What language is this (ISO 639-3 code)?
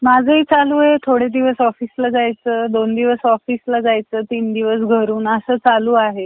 mar